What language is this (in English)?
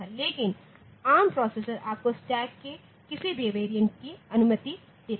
Hindi